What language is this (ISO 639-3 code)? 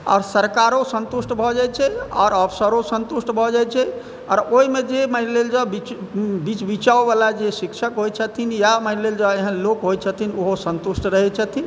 mai